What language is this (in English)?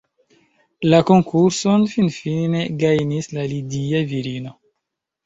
Esperanto